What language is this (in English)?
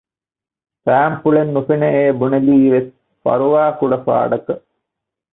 Divehi